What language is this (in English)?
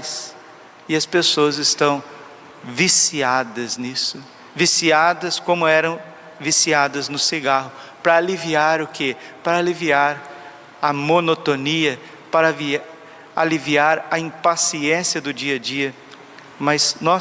Portuguese